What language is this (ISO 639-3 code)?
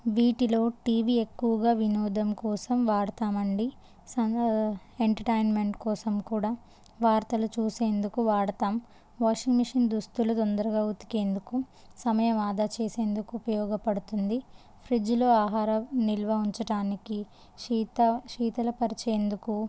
tel